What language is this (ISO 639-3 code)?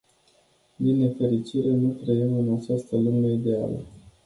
ron